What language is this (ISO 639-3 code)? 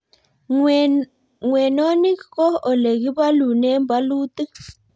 kln